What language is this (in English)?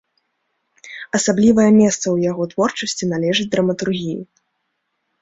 Belarusian